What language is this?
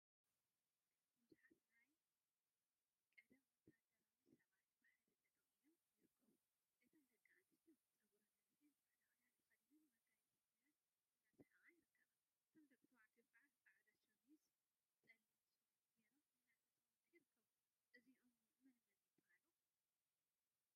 Tigrinya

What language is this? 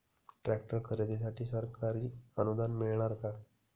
Marathi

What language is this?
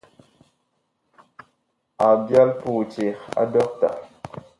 Bakoko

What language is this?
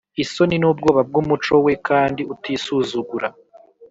Kinyarwanda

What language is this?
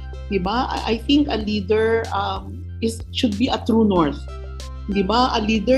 Filipino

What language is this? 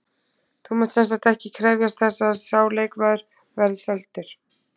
Icelandic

